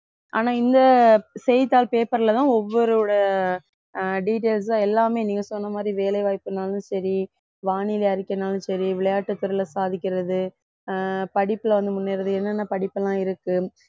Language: Tamil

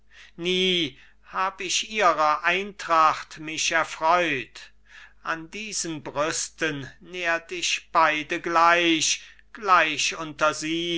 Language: German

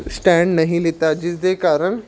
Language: Punjabi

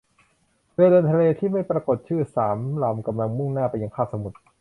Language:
Thai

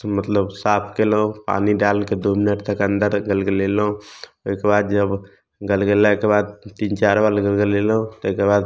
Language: Maithili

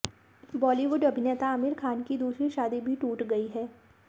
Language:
Hindi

